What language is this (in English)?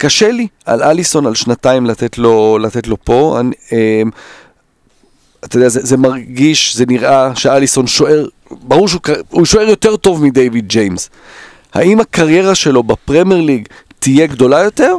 Hebrew